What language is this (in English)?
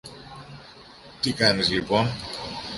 Greek